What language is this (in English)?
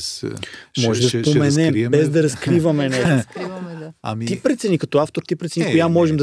Bulgarian